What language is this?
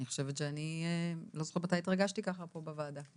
Hebrew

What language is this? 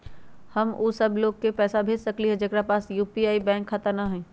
Magahi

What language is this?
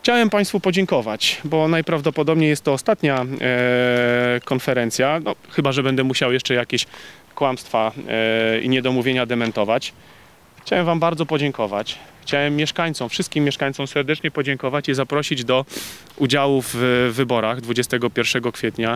Polish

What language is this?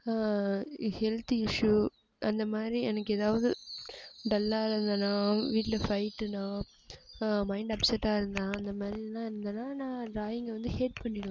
Tamil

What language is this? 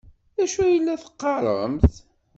Kabyle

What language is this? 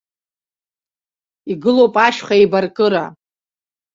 Abkhazian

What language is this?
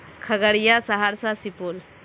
Urdu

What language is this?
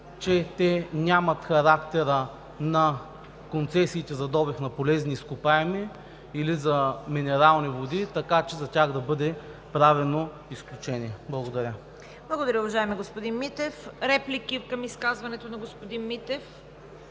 Bulgarian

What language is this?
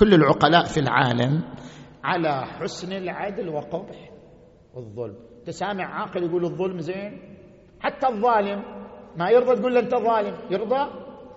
Arabic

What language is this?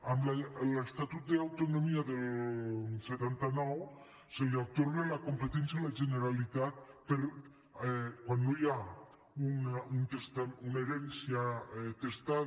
Catalan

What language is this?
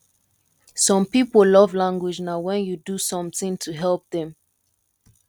Nigerian Pidgin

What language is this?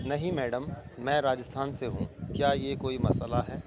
Urdu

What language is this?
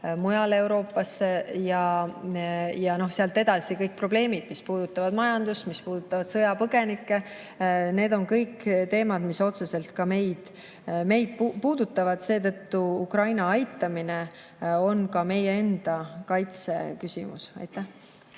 Estonian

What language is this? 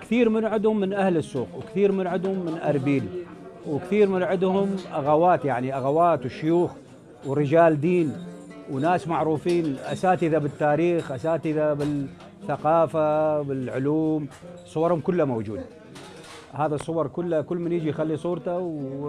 Arabic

